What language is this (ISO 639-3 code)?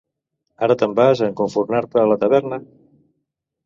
cat